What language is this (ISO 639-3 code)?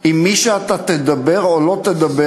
heb